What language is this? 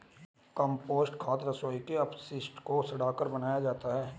Hindi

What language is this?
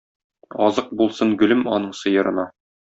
Tatar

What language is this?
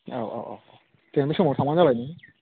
Bodo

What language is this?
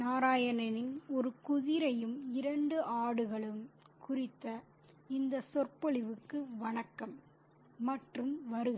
Tamil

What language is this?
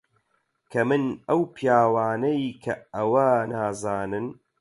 Central Kurdish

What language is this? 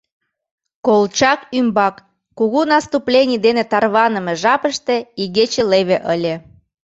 Mari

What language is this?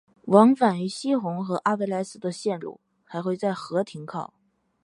Chinese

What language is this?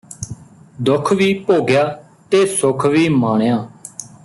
Punjabi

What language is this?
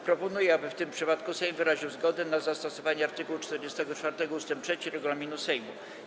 Polish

